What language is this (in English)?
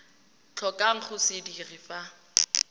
Tswana